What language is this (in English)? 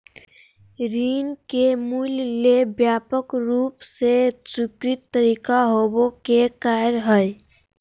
Magahi